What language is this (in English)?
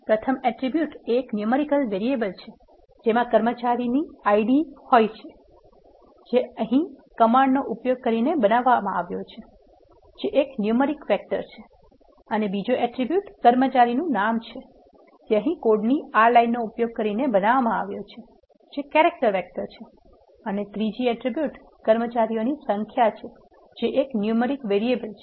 Gujarati